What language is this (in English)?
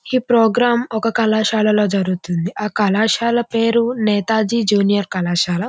Telugu